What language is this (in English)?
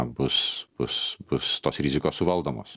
Lithuanian